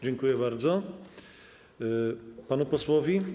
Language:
Polish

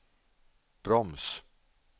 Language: Swedish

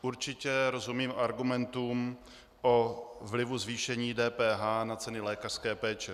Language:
Czech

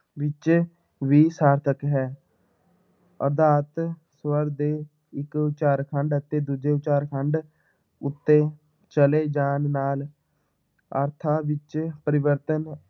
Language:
Punjabi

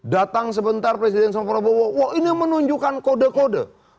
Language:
Indonesian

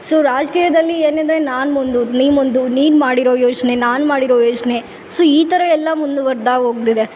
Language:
Kannada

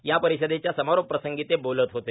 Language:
Marathi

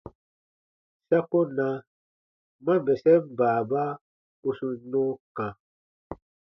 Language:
Baatonum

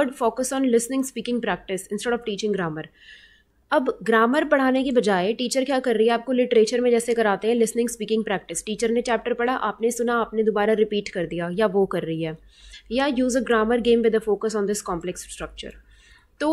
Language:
Hindi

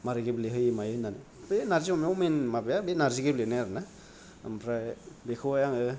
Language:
Bodo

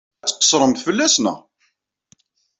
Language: Kabyle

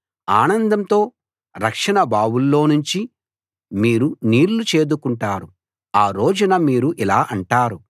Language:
Telugu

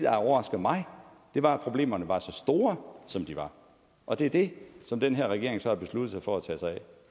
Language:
Danish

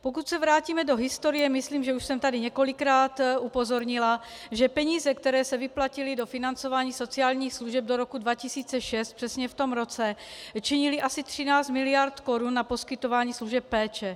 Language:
Czech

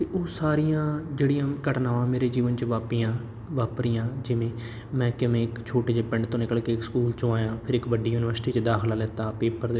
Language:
Punjabi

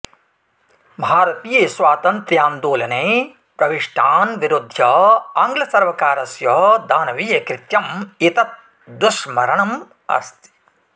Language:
Sanskrit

